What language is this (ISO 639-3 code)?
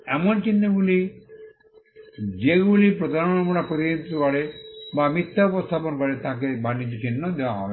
ben